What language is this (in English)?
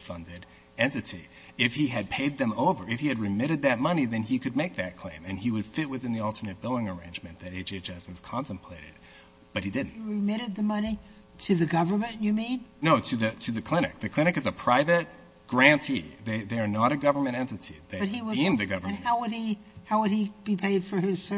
English